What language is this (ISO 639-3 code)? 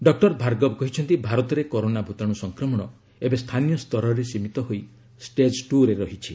ori